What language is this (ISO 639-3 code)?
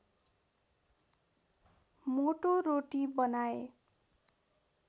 nep